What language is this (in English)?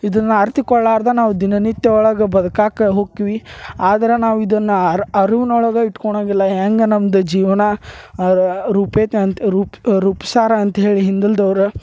Kannada